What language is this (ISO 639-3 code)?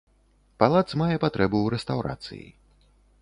bel